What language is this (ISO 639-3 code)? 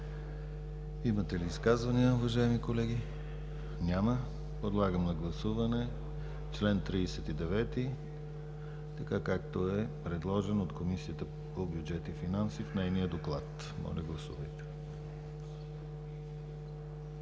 bul